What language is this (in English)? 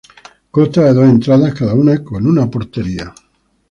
Spanish